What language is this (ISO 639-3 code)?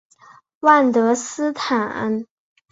zho